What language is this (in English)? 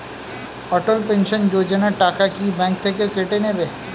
Bangla